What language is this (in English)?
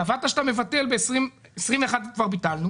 Hebrew